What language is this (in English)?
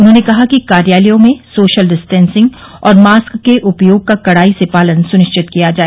Hindi